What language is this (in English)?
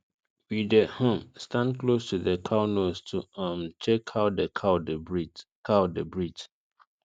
Nigerian Pidgin